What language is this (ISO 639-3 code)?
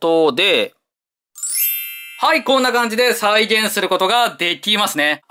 jpn